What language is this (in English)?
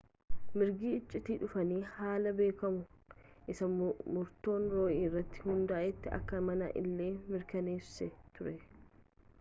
Oromo